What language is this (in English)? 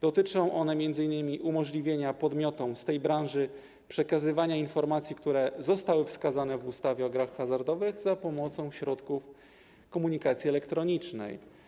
Polish